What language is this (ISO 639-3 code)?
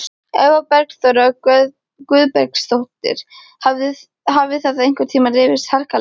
isl